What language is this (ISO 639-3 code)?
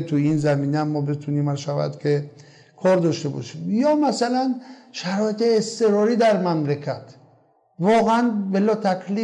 fas